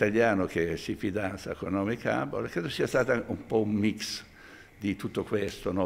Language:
Italian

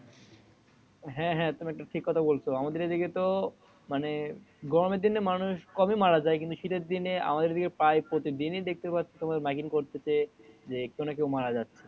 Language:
Bangla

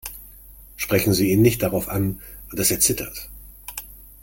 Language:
German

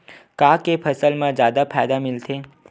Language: Chhattisgarhi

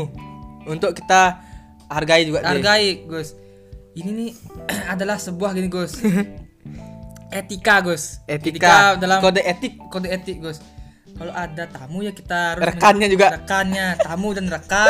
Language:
Indonesian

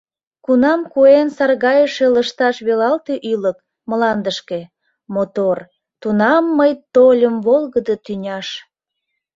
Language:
Mari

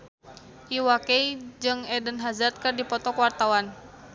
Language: Sundanese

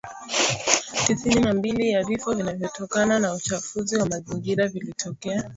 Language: Swahili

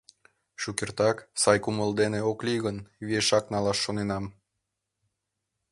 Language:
Mari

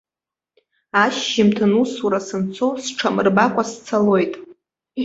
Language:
Abkhazian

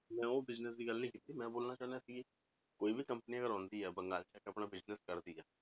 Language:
Punjabi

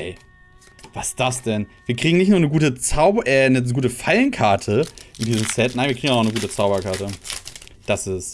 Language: German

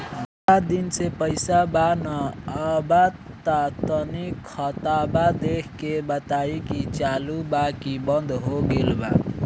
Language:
Bhojpuri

